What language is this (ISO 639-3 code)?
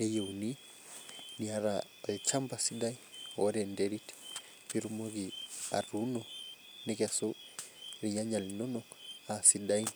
mas